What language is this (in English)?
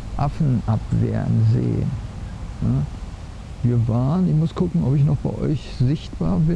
German